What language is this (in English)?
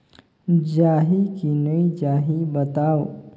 Chhattisgarhi